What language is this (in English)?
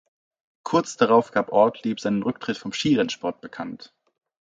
German